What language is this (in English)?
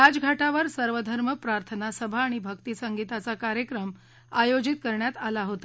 Marathi